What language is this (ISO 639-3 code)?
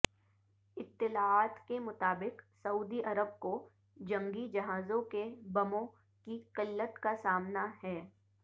urd